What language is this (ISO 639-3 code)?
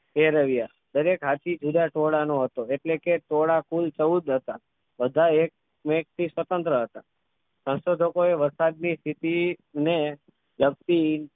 guj